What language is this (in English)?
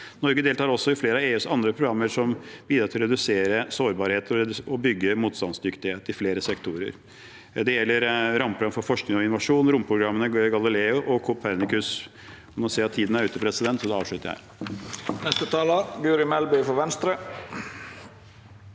Norwegian